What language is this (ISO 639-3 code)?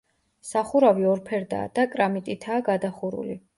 kat